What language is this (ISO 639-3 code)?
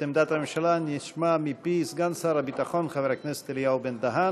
heb